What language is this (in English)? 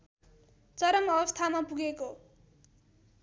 Nepali